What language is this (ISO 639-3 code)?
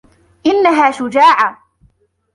ara